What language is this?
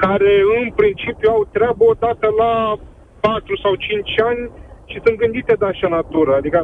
Romanian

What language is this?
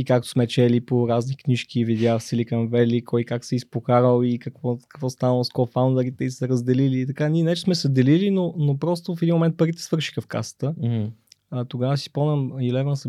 Bulgarian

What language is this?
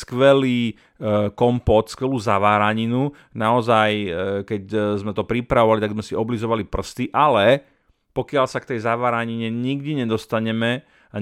Slovak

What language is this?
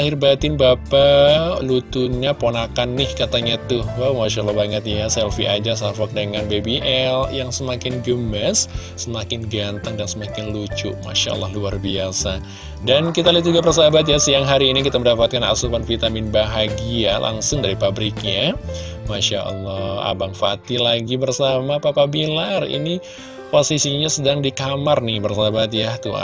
Indonesian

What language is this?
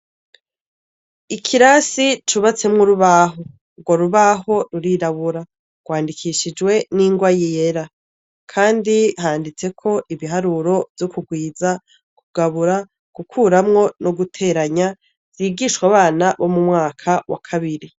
Rundi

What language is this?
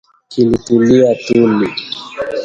Swahili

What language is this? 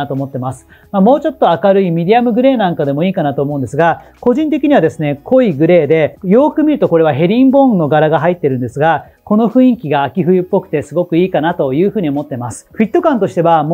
Japanese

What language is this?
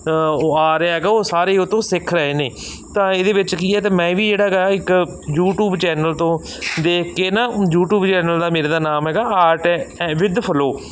Punjabi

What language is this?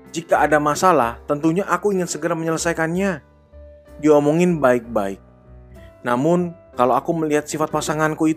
Indonesian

